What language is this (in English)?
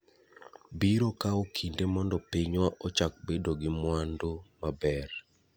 Luo (Kenya and Tanzania)